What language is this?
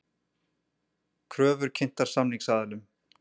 Icelandic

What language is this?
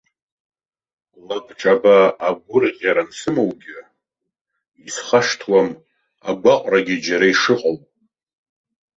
Abkhazian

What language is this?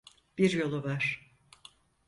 Turkish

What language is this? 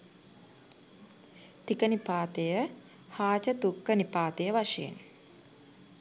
Sinhala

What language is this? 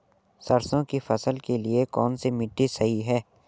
Hindi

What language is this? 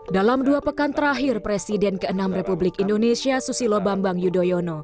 Indonesian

